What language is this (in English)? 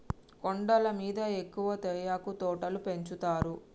Telugu